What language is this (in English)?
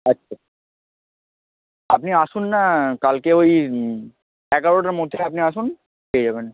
Bangla